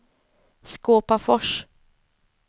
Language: Swedish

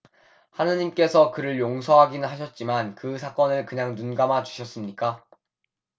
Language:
Korean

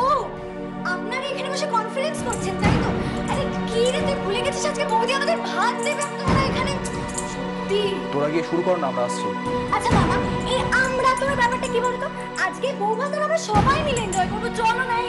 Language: Turkish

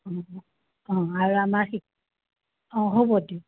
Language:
Assamese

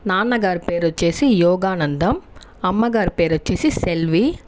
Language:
Telugu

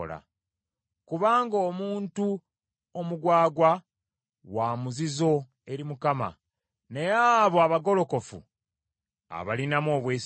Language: Ganda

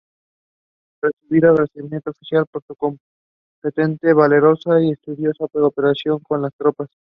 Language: Spanish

